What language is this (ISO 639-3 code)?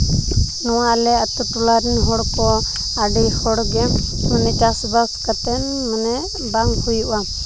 sat